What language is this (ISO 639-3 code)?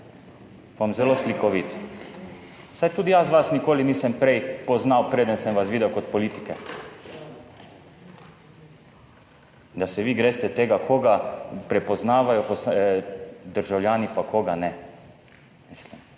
slv